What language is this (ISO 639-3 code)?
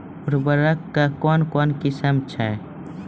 mai